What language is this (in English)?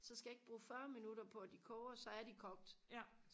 Danish